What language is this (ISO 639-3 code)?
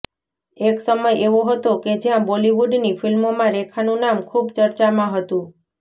guj